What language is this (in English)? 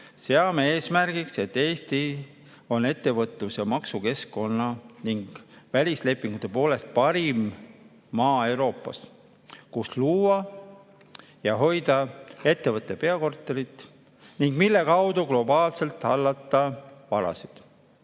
Estonian